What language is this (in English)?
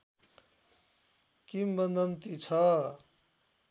Nepali